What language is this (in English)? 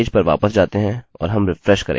Hindi